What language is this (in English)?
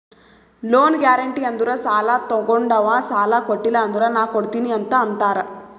Kannada